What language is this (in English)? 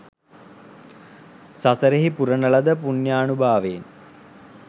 Sinhala